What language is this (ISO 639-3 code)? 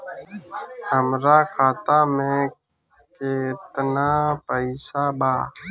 bho